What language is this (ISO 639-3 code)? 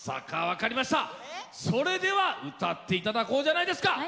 jpn